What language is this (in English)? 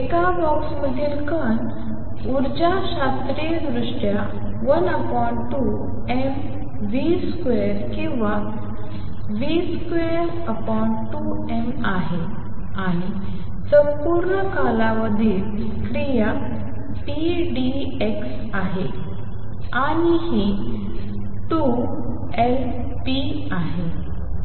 Marathi